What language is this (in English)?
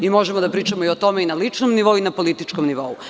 Serbian